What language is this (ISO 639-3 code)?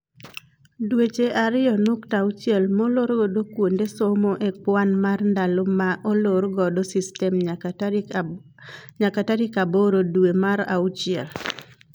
luo